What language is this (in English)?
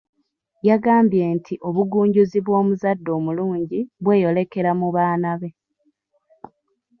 Ganda